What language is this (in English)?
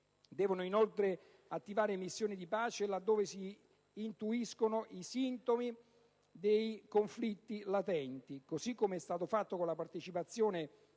Italian